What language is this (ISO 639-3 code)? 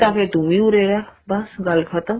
pan